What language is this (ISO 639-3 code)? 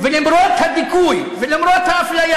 heb